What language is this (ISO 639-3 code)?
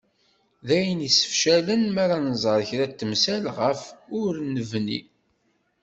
kab